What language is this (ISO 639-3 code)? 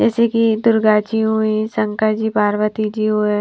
hin